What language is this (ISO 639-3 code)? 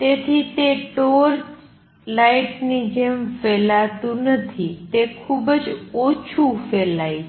guj